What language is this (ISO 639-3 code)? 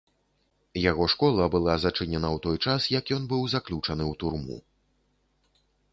bel